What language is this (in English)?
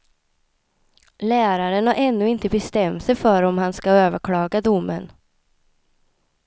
Swedish